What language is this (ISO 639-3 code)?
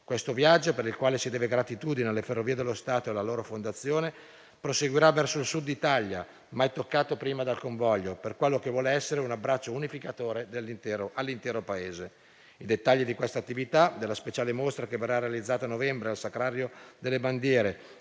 ita